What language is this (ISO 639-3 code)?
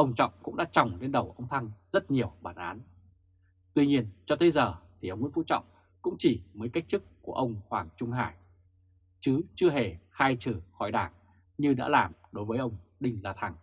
vie